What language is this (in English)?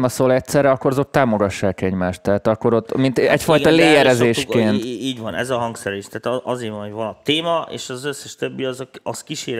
Hungarian